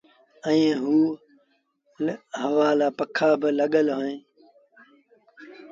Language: Sindhi Bhil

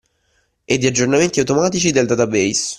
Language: Italian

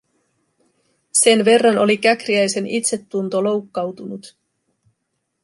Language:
Finnish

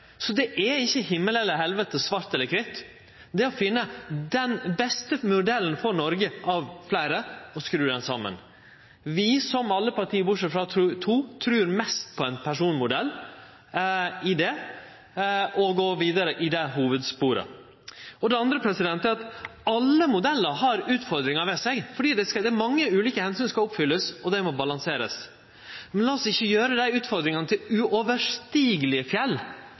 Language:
Norwegian Nynorsk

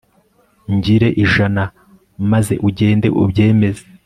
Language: Kinyarwanda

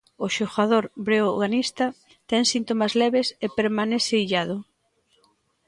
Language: Galician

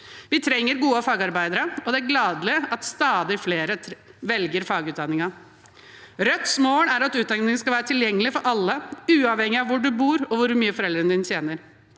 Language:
Norwegian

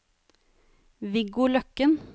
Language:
Norwegian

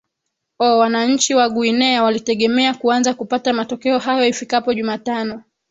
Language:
Swahili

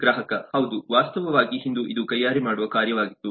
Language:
Kannada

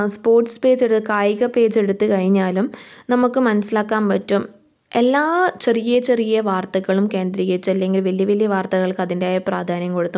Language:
Malayalam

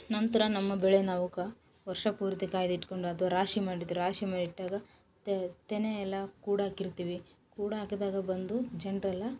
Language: Kannada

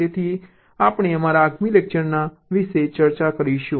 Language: Gujarati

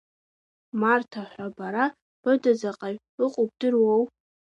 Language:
Abkhazian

